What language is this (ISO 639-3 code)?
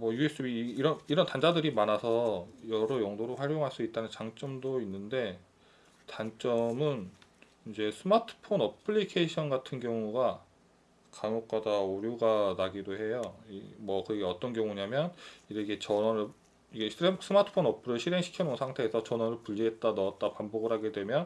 kor